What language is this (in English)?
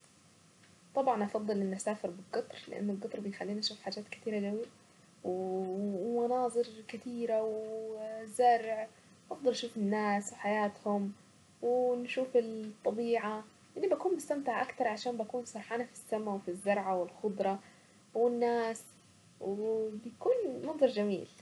Saidi Arabic